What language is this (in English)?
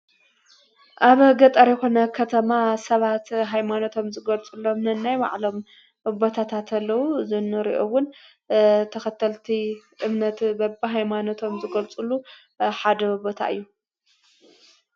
Tigrinya